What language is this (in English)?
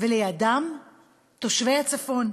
Hebrew